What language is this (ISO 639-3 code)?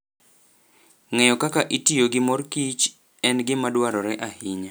luo